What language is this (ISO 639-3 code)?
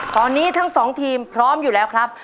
tha